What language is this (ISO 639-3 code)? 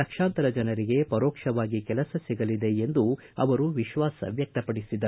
kan